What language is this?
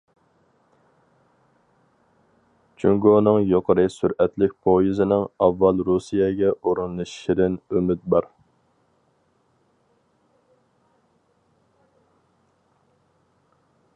Uyghur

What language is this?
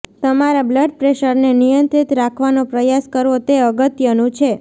Gujarati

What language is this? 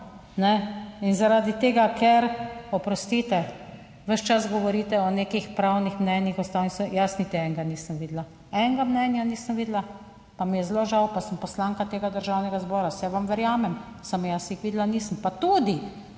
Slovenian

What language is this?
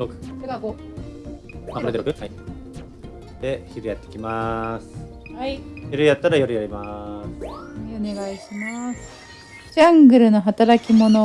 Japanese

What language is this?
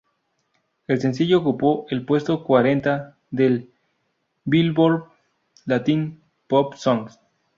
Spanish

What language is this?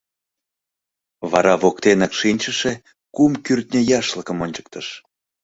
Mari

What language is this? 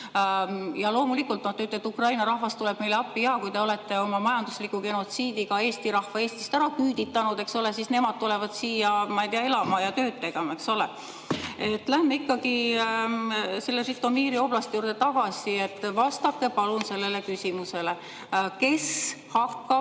Estonian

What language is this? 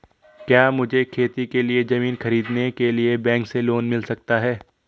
Hindi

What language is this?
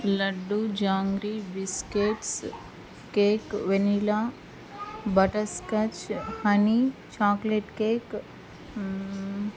Telugu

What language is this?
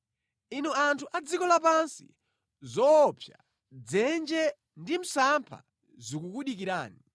Nyanja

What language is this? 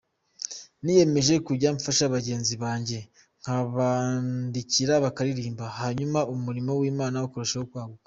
Kinyarwanda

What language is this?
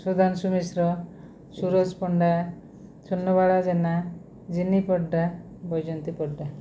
Odia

